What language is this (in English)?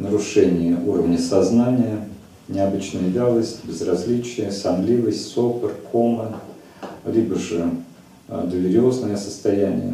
Russian